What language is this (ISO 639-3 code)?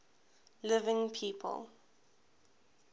eng